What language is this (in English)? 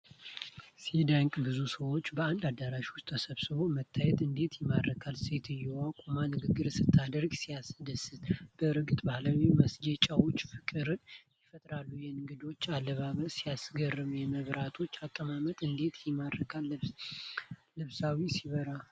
Amharic